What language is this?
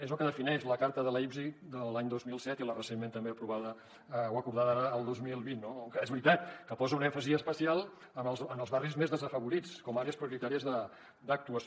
Catalan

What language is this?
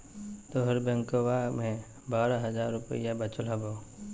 Magahi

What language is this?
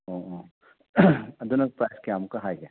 Manipuri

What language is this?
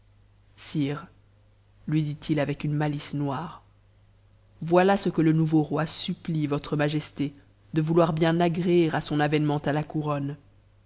French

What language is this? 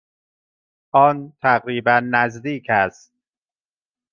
Persian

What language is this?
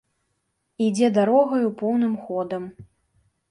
Belarusian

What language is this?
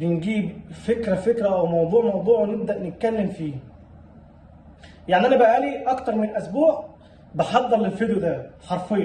Arabic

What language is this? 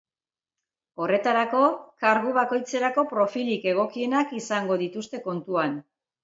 Basque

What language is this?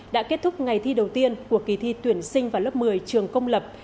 Vietnamese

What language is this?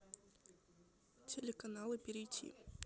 Russian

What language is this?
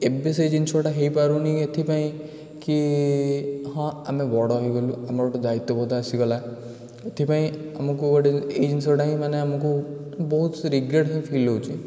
Odia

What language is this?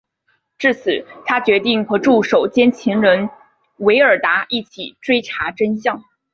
Chinese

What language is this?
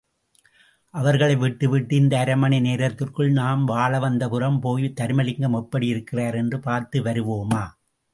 Tamil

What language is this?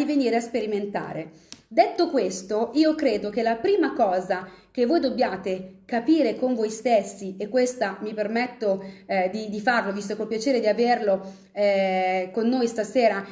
Italian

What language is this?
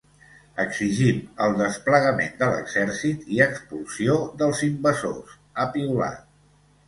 Catalan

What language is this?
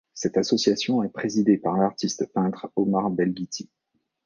French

